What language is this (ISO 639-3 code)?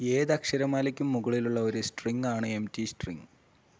mal